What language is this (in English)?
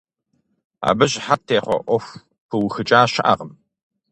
Kabardian